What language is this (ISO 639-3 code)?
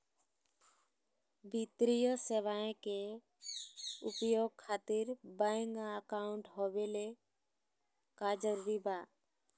mag